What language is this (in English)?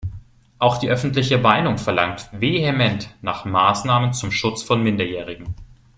German